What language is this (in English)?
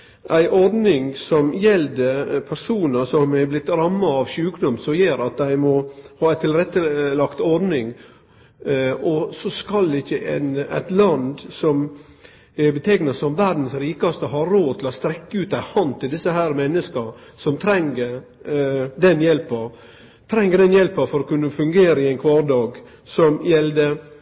Norwegian Nynorsk